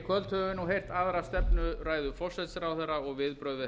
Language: Icelandic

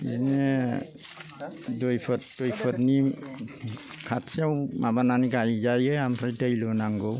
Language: Bodo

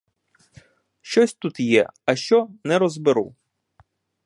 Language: Ukrainian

